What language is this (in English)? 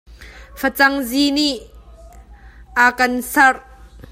Hakha Chin